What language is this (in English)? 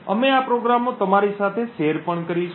Gujarati